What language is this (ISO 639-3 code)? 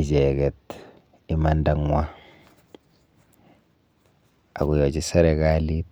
kln